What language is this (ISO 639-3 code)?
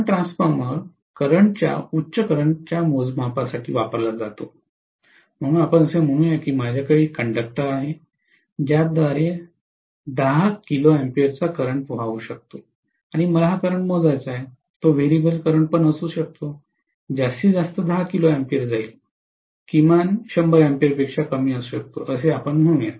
mar